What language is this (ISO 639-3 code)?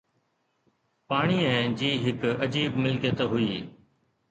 snd